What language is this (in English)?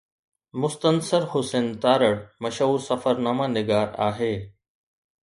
Sindhi